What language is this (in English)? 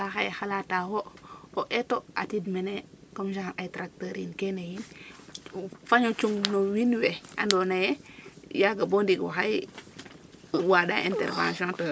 Serer